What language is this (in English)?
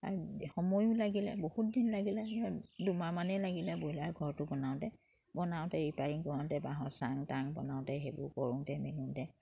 Assamese